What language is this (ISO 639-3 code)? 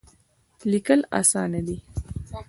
pus